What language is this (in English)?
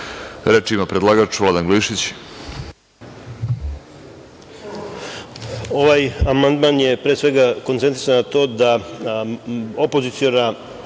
Serbian